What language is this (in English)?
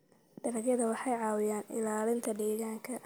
Somali